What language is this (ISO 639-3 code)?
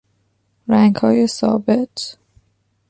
fas